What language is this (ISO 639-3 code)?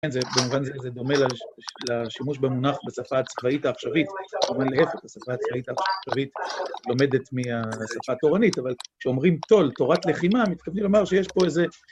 heb